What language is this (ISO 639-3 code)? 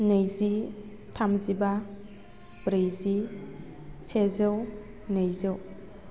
brx